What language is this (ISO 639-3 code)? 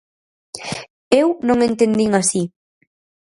glg